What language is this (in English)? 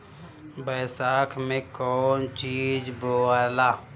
Bhojpuri